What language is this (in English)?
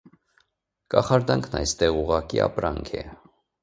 Armenian